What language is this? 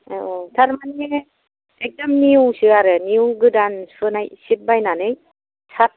Bodo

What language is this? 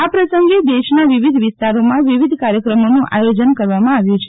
Gujarati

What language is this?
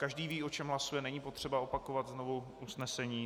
Czech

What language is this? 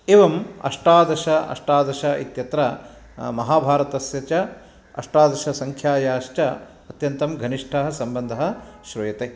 Sanskrit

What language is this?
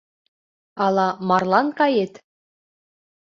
Mari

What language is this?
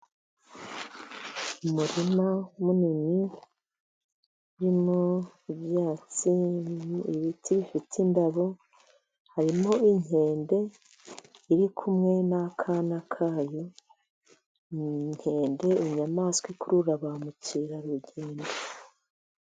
Kinyarwanda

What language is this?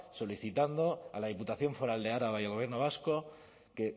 Spanish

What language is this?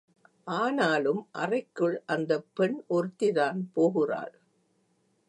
Tamil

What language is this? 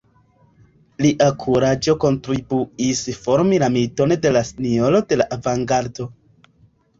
Esperanto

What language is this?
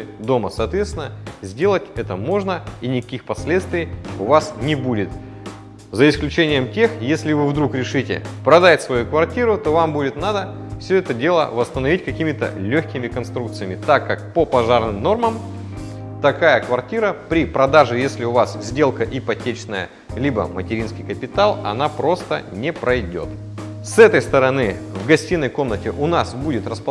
Russian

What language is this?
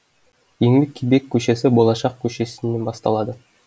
Kazakh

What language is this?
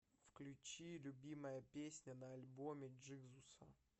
Russian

